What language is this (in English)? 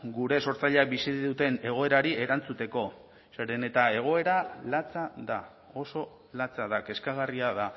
Basque